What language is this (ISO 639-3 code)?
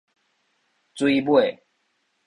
nan